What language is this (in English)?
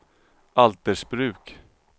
Swedish